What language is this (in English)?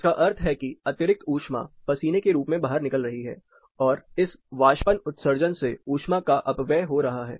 Hindi